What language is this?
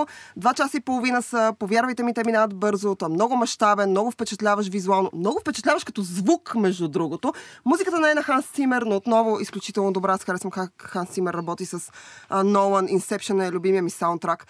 Bulgarian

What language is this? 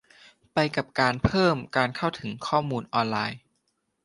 Thai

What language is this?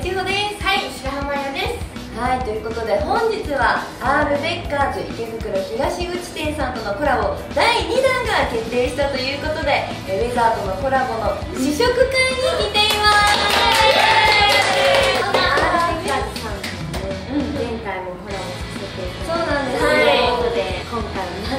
Japanese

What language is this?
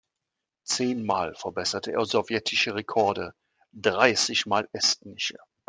German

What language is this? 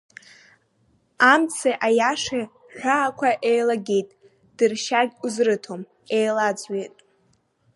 Abkhazian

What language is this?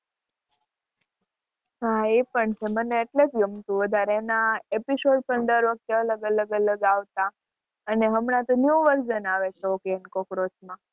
Gujarati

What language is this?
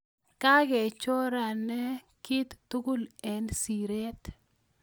Kalenjin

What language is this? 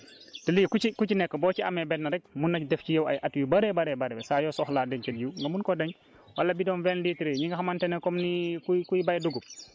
Wolof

